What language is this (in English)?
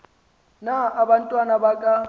Xhosa